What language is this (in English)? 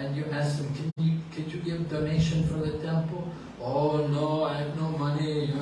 English